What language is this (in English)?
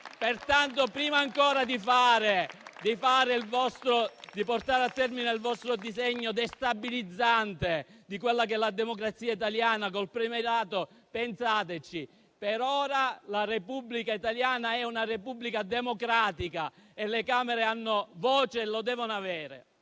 Italian